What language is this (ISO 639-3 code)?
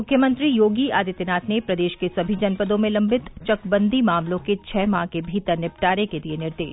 hin